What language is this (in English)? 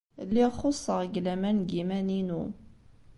Kabyle